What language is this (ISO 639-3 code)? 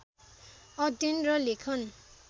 nep